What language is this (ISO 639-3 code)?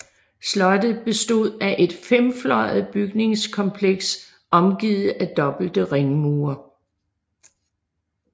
dan